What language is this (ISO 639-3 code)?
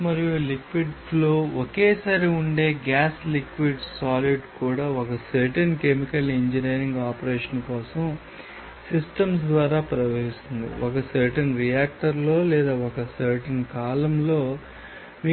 tel